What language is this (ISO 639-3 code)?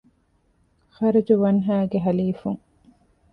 div